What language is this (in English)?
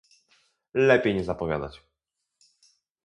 Polish